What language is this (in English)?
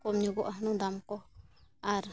Santali